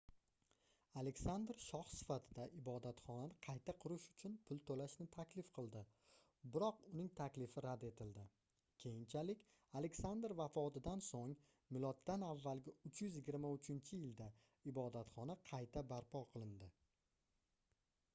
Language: Uzbek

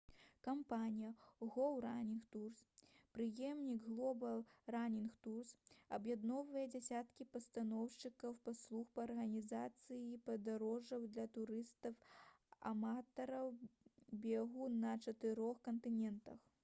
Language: Belarusian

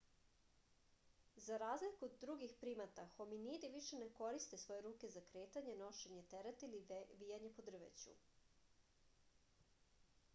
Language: Serbian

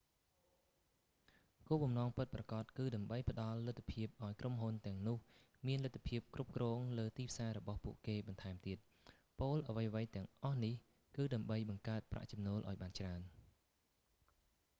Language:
Khmer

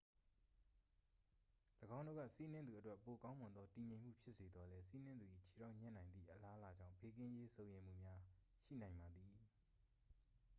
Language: Burmese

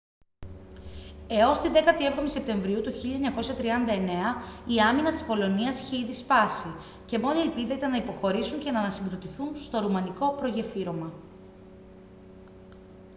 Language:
Greek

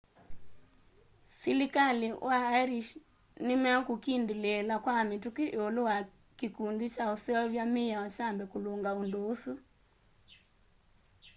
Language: Kamba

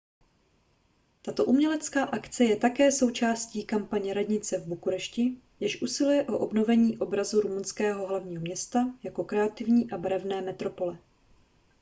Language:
Czech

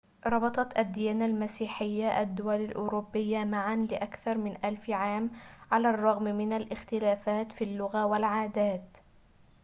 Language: Arabic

